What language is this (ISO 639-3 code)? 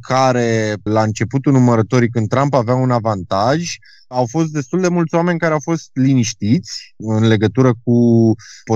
ron